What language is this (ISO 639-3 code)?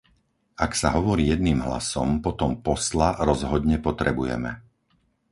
slk